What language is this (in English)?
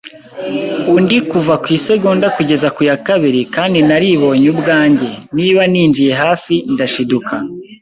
Kinyarwanda